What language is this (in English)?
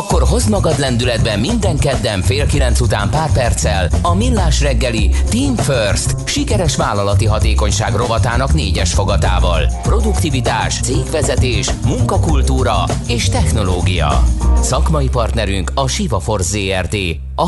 Hungarian